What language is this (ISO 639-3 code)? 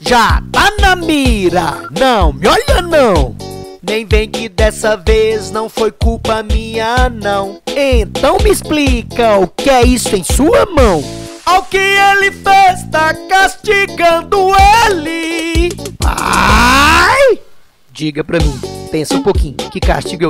por